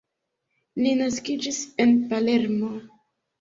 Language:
Esperanto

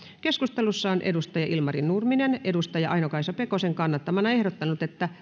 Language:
Finnish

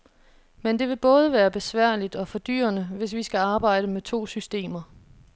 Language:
Danish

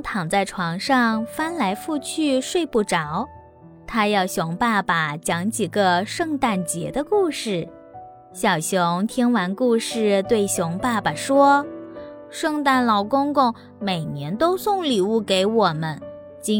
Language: Chinese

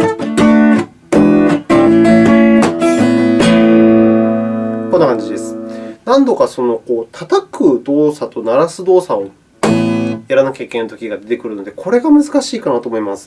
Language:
Japanese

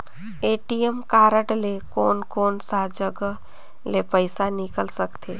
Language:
Chhattisgarhi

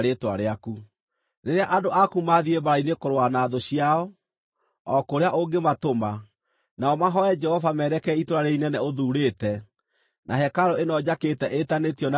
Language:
Kikuyu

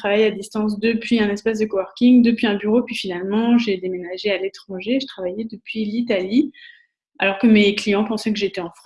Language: French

